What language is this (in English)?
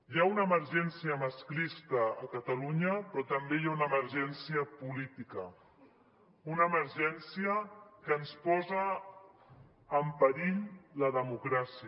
Catalan